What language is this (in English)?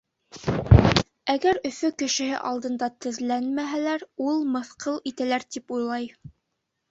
Bashkir